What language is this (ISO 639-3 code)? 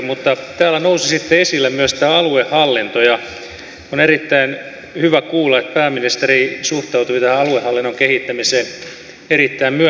fin